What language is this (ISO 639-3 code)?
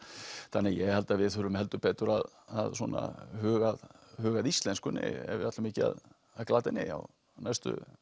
isl